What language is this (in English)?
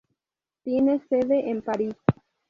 Spanish